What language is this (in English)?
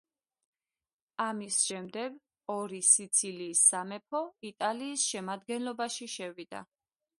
Georgian